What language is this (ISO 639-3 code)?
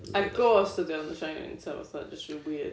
cym